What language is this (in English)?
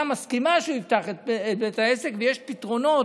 Hebrew